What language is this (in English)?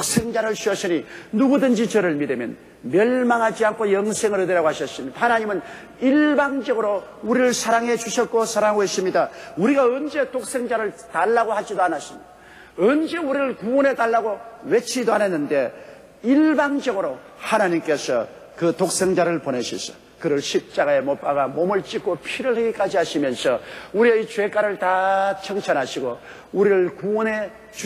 Korean